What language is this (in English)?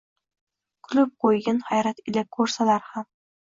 Uzbek